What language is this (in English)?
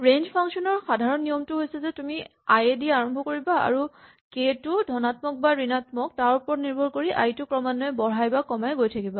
Assamese